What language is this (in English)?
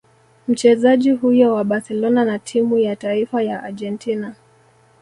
Swahili